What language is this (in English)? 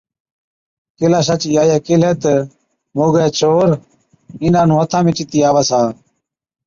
Od